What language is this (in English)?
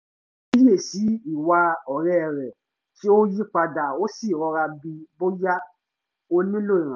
Yoruba